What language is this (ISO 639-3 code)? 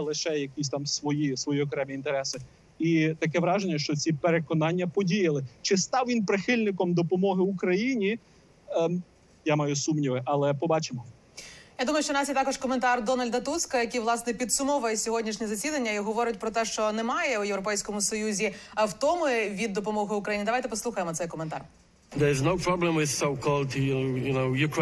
ukr